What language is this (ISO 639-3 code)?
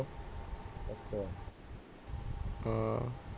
pan